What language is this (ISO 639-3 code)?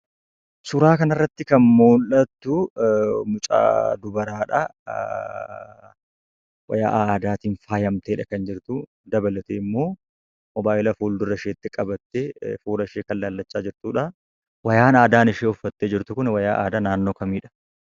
orm